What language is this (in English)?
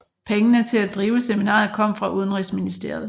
Danish